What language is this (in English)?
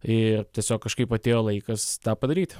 Lithuanian